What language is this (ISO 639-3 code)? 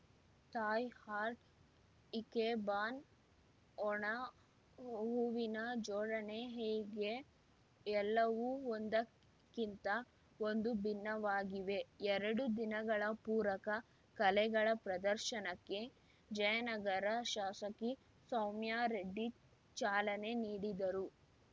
kan